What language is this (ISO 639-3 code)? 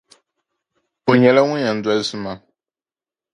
dag